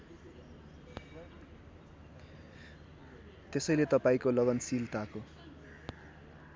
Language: Nepali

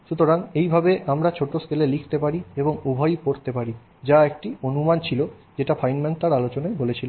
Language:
Bangla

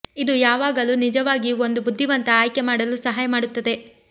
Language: Kannada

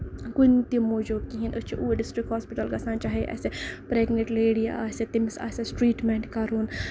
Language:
Kashmiri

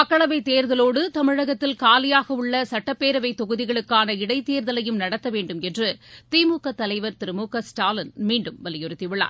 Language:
Tamil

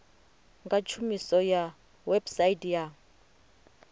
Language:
Venda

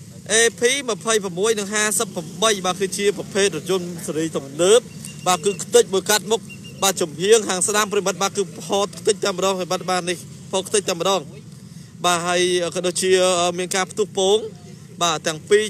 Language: Vietnamese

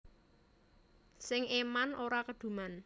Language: Javanese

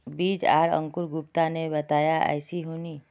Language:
Magahi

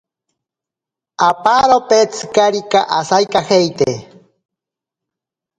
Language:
Ashéninka Perené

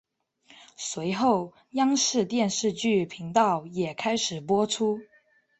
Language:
Chinese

